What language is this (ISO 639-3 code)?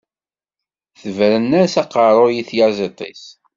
kab